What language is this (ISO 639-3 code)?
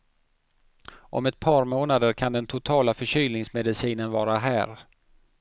swe